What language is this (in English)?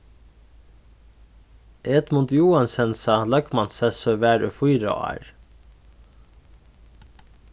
Faroese